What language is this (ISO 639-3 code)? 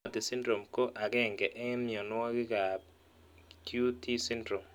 kln